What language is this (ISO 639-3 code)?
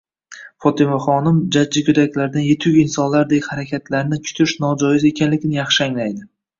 uzb